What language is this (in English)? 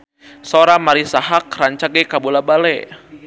Sundanese